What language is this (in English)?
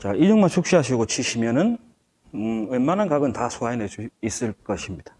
Korean